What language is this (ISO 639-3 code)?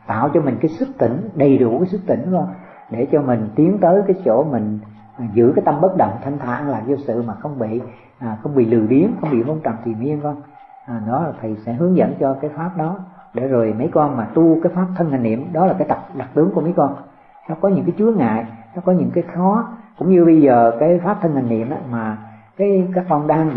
vie